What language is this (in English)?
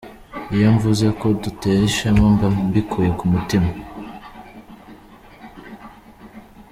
Kinyarwanda